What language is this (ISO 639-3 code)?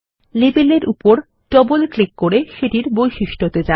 ben